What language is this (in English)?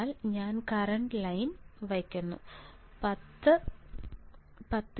Malayalam